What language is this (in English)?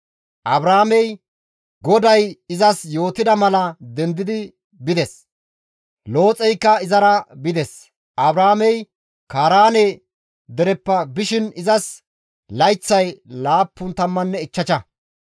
Gamo